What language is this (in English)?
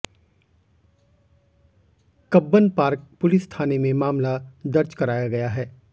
Hindi